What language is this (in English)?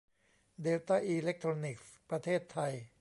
Thai